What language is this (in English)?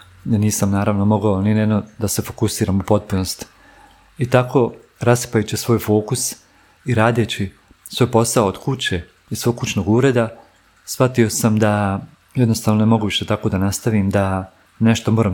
Croatian